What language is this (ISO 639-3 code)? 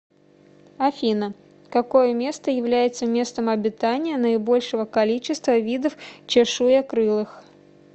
rus